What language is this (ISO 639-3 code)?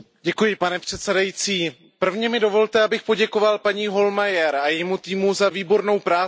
ces